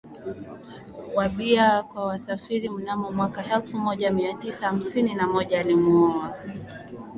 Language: Swahili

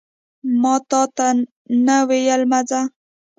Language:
Pashto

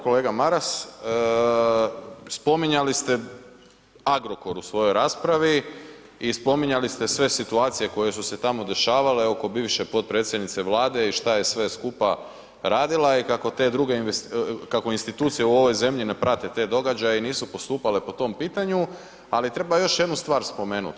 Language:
Croatian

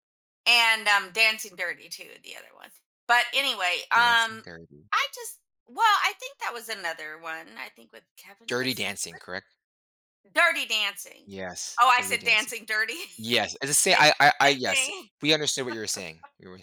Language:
English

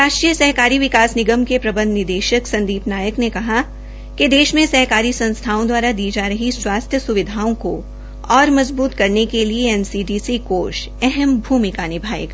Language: Hindi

